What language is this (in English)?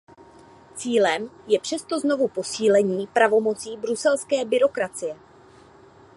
Czech